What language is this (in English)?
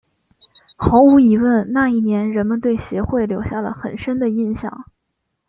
Chinese